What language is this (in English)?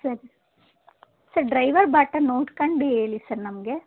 Kannada